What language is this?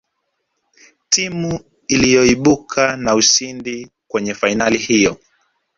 Swahili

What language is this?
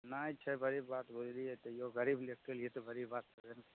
Maithili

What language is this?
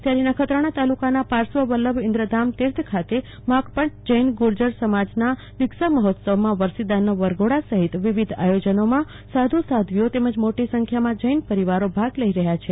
Gujarati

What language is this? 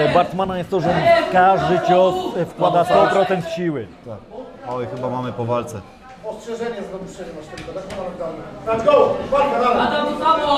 Polish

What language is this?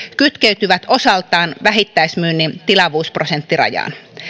Finnish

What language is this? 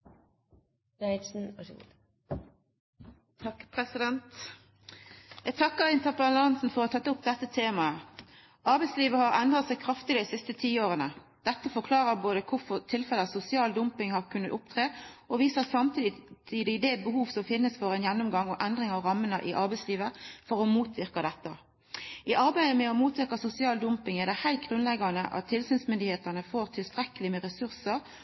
Norwegian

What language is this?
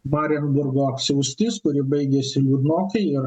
Lithuanian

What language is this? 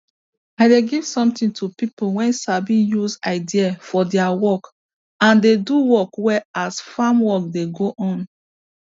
Nigerian Pidgin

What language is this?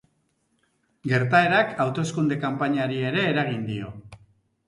Basque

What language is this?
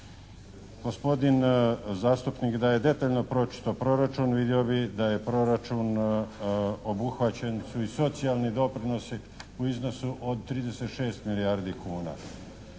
Croatian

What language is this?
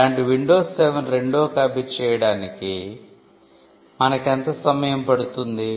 Telugu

